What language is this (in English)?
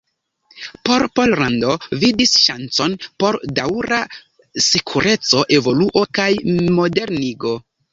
Esperanto